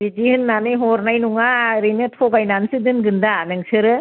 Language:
Bodo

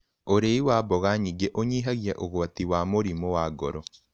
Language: Kikuyu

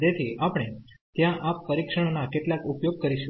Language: Gujarati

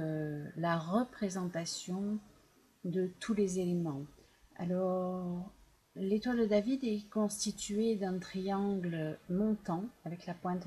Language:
French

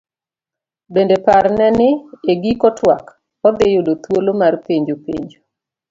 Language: Luo (Kenya and Tanzania)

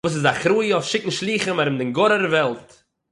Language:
Yiddish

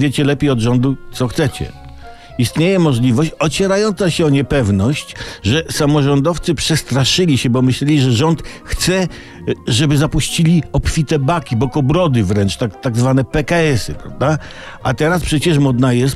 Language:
Polish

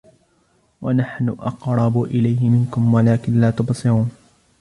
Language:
Arabic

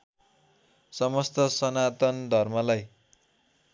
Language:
Nepali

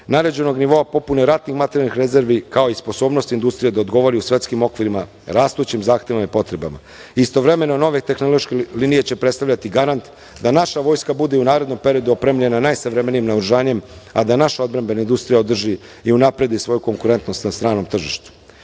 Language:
Serbian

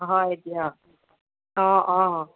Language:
Assamese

